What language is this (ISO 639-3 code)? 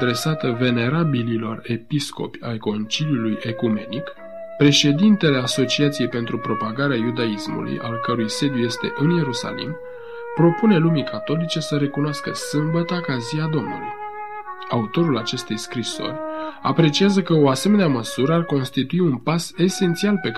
ron